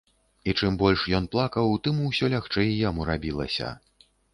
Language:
Belarusian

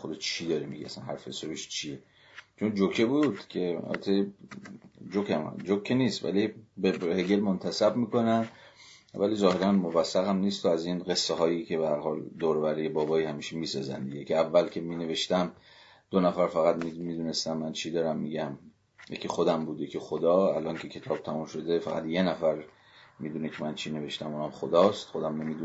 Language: Persian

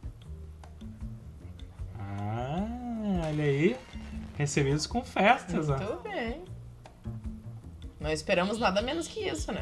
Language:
Portuguese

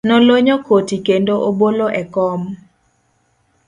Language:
Luo (Kenya and Tanzania)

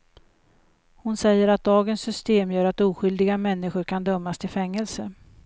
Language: Swedish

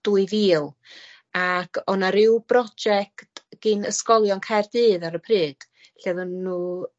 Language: Welsh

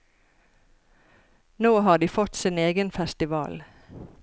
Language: Norwegian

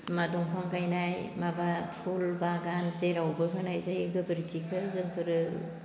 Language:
Bodo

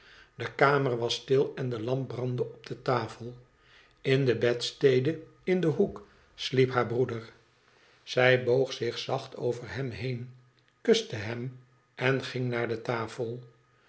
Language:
Dutch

